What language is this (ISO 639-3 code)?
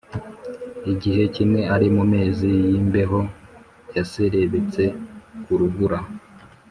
kin